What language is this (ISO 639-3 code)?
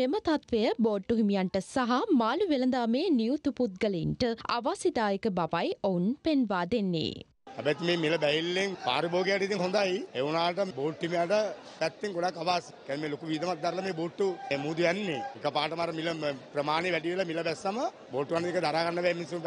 ind